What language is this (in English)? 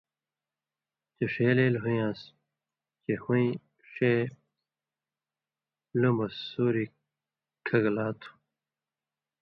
Indus Kohistani